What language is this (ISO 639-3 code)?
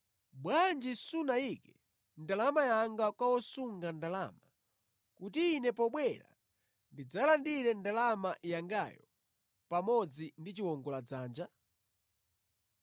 nya